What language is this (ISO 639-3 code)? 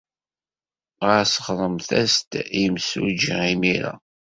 kab